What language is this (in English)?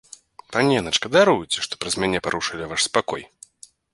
Belarusian